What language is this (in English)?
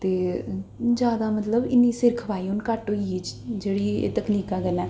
Dogri